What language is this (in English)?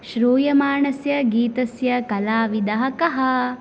Sanskrit